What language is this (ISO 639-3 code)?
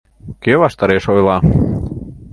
chm